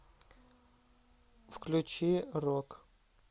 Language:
Russian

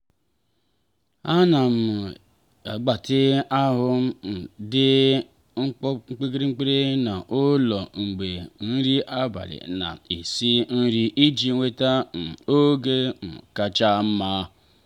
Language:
Igbo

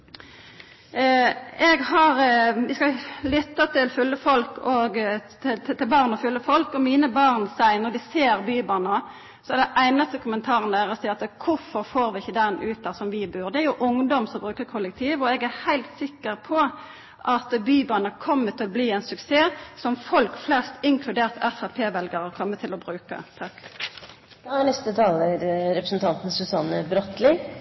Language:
Norwegian Nynorsk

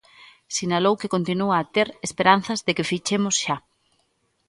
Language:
Galician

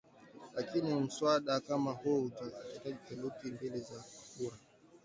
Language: Swahili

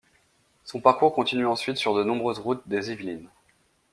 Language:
French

